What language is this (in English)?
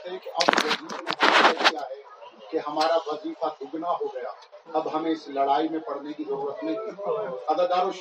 Urdu